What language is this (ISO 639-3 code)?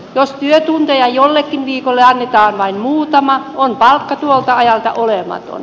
fin